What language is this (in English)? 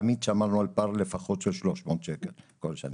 Hebrew